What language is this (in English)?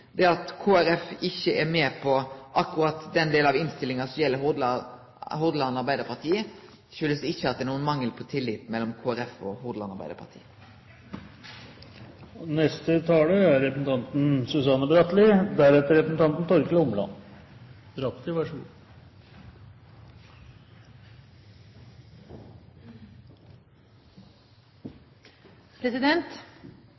Norwegian